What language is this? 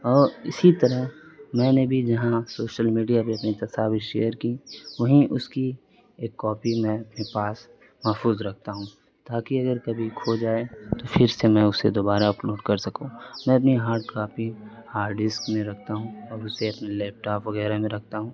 Urdu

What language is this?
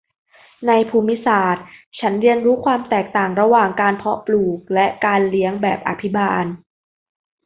Thai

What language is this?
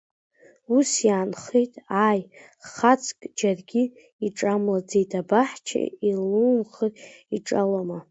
Abkhazian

